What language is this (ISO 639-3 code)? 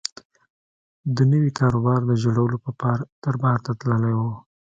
pus